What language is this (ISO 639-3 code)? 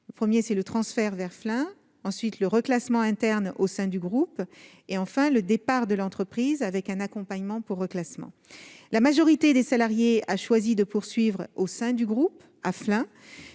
fra